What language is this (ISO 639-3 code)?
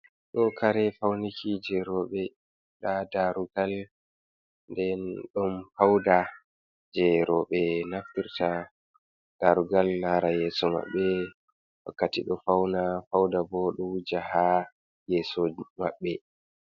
ful